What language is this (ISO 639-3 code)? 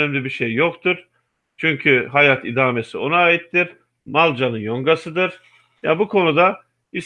tur